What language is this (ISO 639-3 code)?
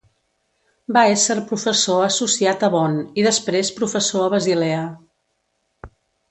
cat